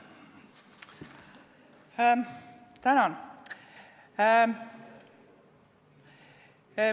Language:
Estonian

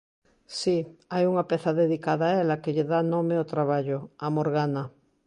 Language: Galician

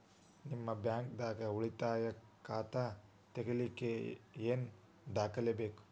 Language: Kannada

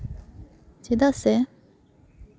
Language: Santali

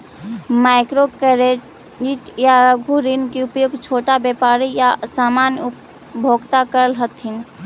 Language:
Magahi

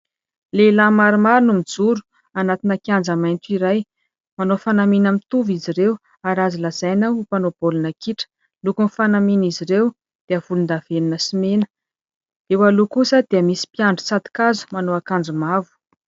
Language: Malagasy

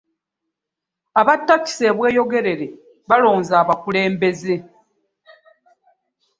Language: Ganda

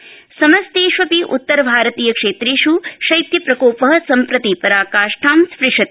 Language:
Sanskrit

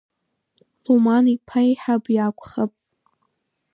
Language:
Abkhazian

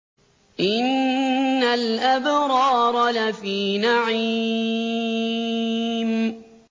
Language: Arabic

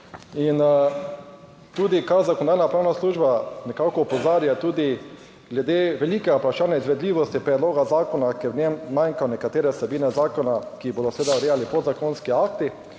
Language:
Slovenian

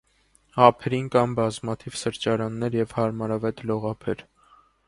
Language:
Armenian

